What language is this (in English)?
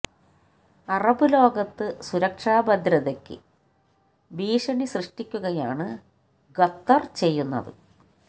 Malayalam